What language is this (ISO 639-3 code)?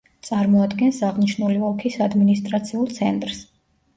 kat